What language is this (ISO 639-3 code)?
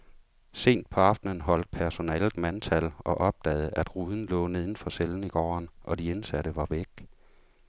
dan